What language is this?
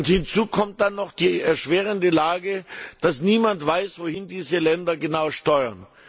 German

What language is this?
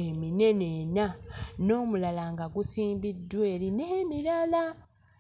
Ganda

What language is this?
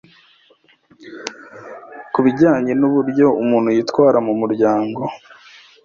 Kinyarwanda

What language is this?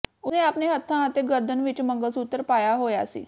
Punjabi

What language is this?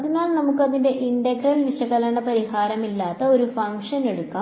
Malayalam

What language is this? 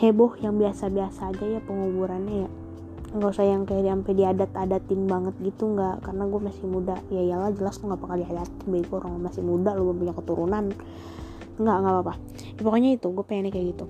Indonesian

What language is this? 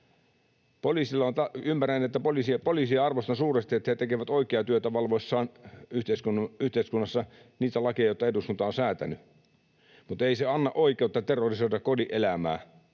Finnish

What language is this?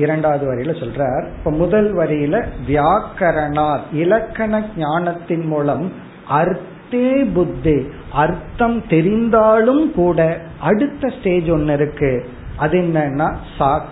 Tamil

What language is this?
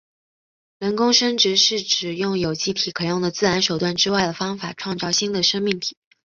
Chinese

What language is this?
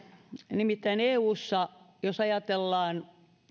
Finnish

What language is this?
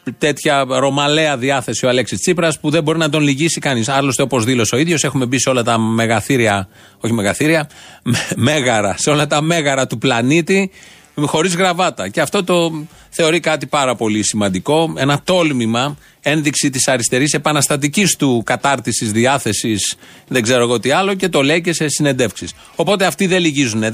Greek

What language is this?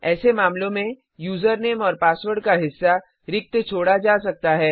Hindi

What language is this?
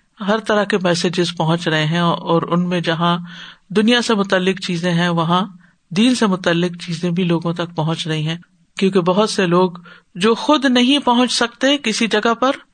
Urdu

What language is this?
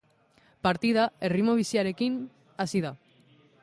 Basque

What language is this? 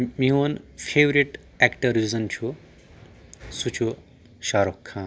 Kashmiri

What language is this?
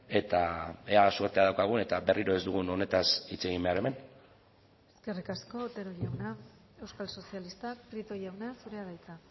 Basque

